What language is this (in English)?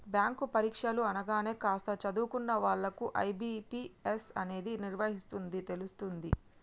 Telugu